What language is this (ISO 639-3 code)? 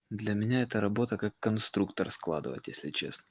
rus